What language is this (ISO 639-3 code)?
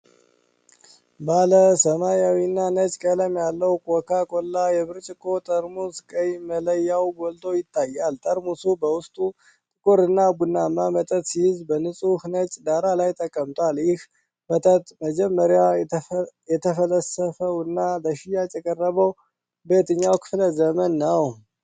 amh